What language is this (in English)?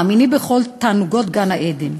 Hebrew